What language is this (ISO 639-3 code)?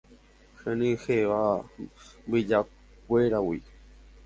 grn